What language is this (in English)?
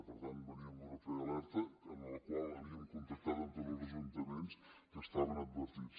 Catalan